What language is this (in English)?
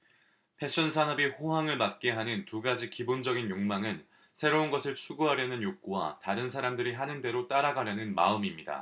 Korean